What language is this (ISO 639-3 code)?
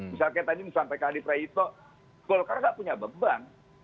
ind